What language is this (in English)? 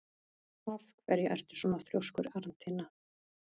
Icelandic